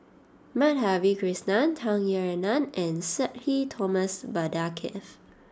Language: English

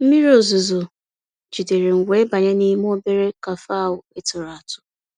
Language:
Igbo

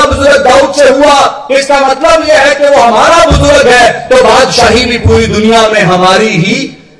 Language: Hindi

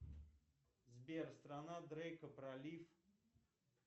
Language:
Russian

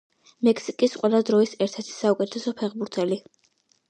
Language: Georgian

